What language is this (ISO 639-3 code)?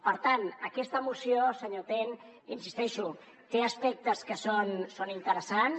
cat